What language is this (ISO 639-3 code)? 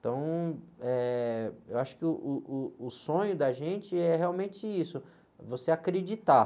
por